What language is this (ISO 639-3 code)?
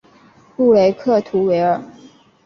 zho